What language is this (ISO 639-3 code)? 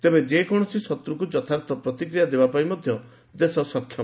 ori